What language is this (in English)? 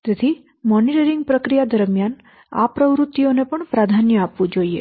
Gujarati